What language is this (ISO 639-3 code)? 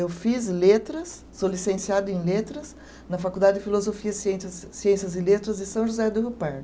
por